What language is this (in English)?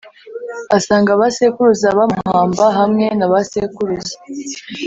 Kinyarwanda